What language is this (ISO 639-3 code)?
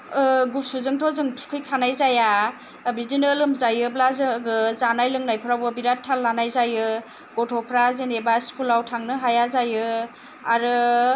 brx